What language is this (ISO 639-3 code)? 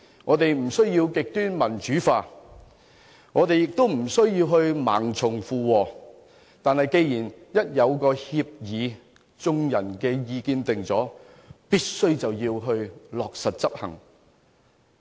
yue